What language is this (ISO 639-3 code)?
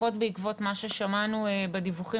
heb